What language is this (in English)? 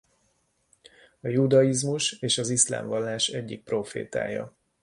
Hungarian